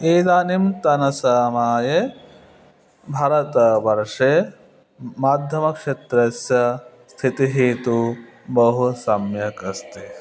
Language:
Sanskrit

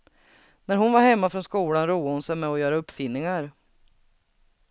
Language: Swedish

